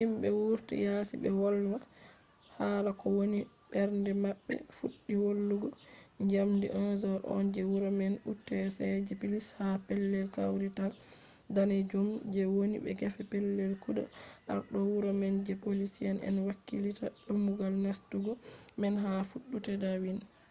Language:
Fula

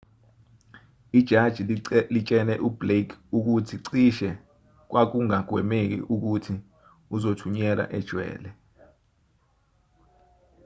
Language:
Zulu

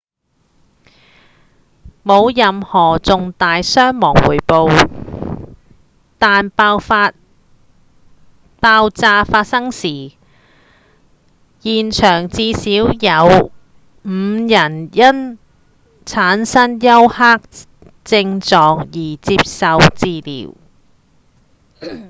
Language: Cantonese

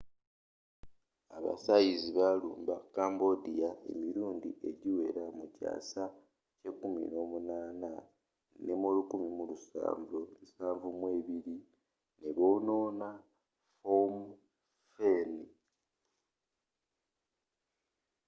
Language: Ganda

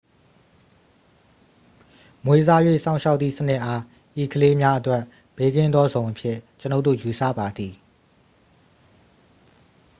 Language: Burmese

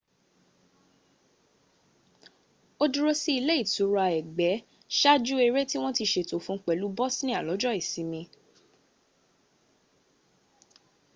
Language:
Yoruba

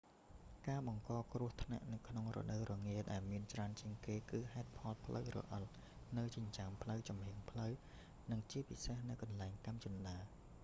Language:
Khmer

